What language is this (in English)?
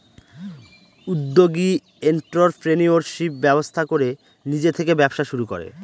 Bangla